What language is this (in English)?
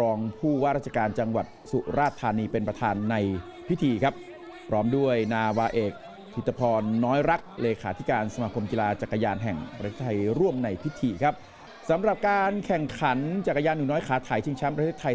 Thai